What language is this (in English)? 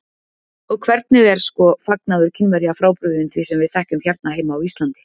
Icelandic